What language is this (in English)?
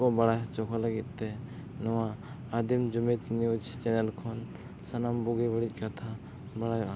Santali